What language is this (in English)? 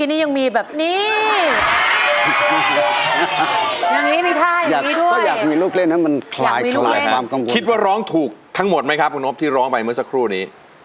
Thai